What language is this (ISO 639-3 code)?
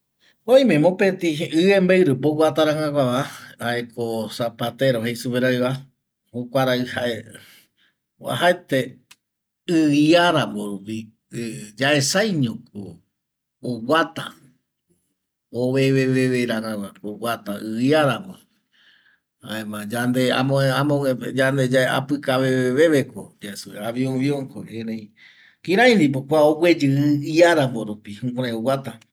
gui